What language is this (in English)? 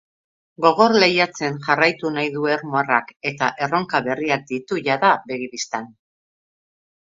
Basque